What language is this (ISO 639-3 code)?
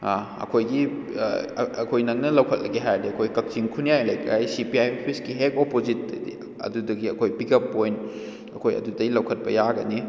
mni